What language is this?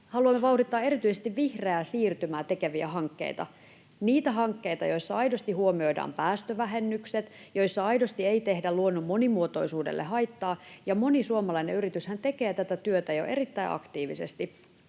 Finnish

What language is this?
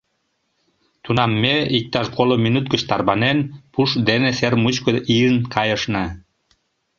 Mari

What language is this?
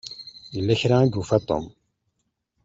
Kabyle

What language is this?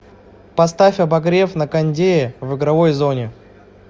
Russian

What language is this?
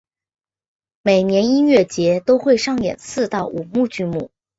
Chinese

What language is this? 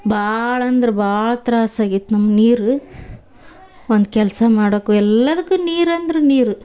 Kannada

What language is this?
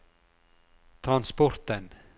Norwegian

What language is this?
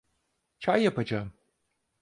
Turkish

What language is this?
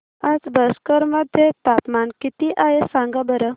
Marathi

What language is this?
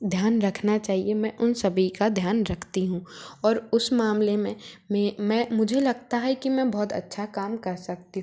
Hindi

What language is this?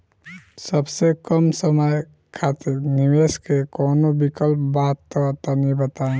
Bhojpuri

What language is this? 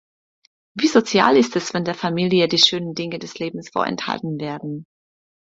German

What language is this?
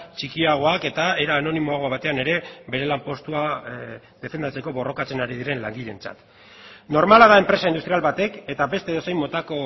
Basque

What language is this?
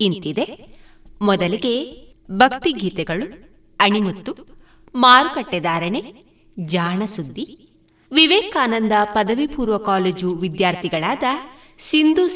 Kannada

